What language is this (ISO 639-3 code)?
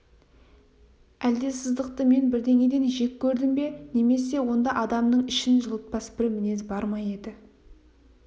kaz